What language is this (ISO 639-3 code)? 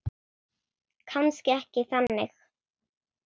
isl